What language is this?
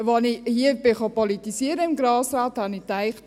Swiss German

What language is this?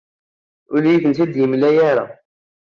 Kabyle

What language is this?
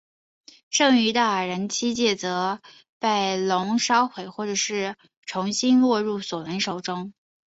Chinese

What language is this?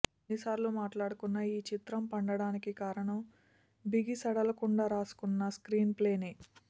Telugu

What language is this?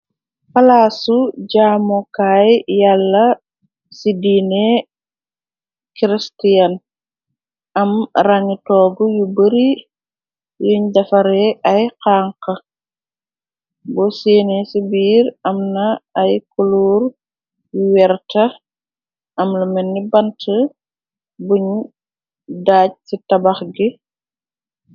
Wolof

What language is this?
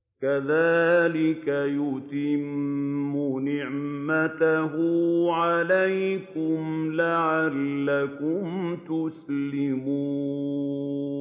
Arabic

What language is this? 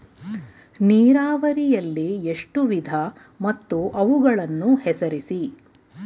Kannada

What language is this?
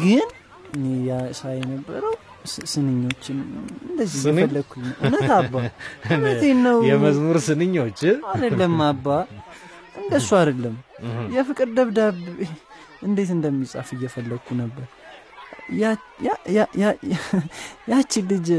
Amharic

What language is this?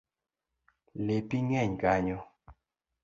Luo (Kenya and Tanzania)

